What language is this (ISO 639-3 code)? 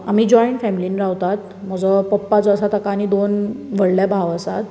kok